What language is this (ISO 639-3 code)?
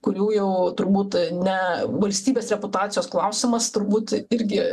lit